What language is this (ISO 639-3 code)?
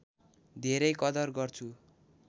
nep